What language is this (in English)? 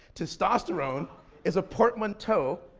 English